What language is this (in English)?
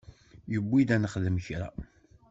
Kabyle